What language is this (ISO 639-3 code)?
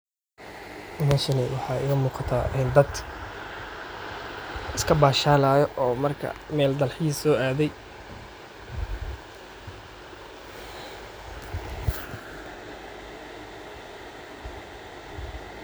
som